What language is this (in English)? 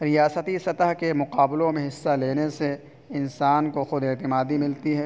Urdu